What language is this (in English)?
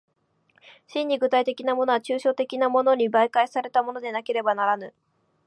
Japanese